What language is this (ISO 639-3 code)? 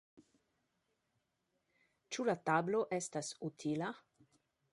epo